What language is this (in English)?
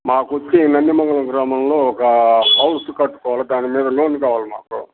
Telugu